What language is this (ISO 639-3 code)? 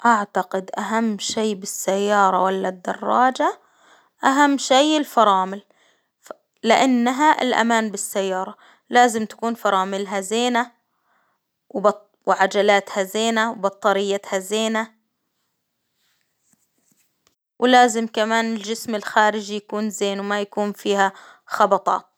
acw